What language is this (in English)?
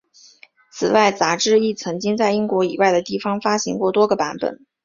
Chinese